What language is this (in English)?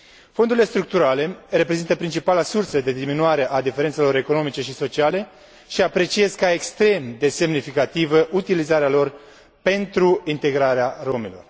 Romanian